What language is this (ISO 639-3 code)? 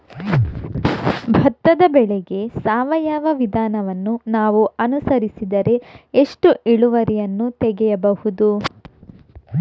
kan